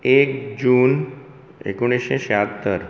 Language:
Konkani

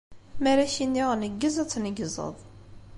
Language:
Kabyle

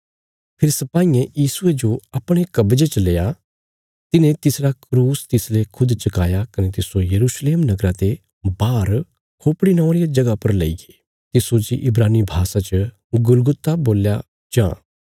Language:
Bilaspuri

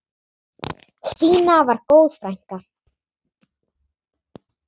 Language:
Icelandic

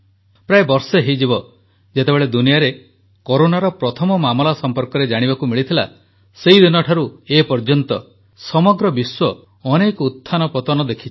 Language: Odia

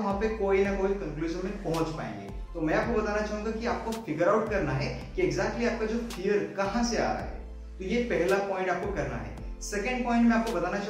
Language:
Hindi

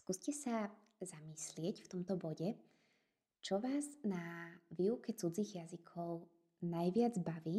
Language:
Slovak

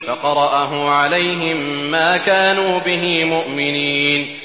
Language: Arabic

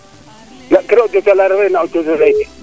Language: Serer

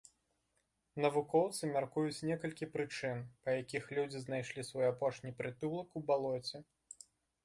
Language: Belarusian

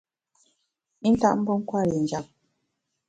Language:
Bamun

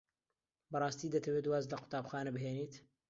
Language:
Central Kurdish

